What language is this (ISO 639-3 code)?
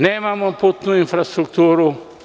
srp